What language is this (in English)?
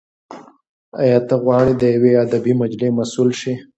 Pashto